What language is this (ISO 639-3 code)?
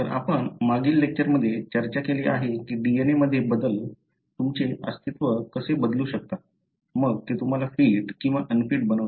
mar